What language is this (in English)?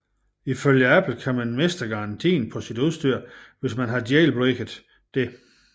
Danish